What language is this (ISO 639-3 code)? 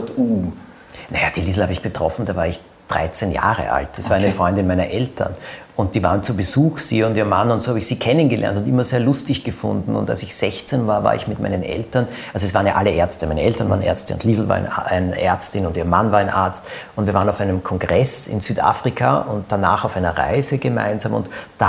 deu